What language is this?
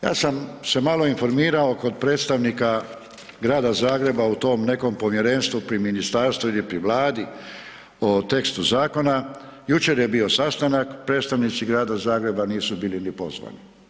Croatian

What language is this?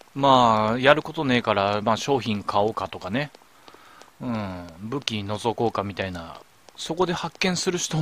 Japanese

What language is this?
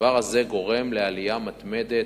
Hebrew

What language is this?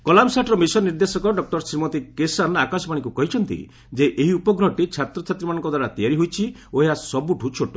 Odia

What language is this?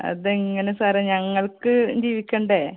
Malayalam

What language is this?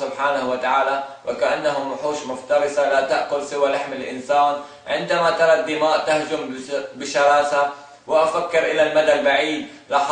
Arabic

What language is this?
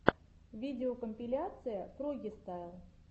Russian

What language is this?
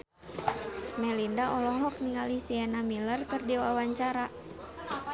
Sundanese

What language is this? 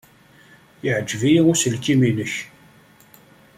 Kabyle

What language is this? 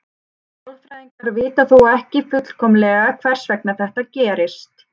Icelandic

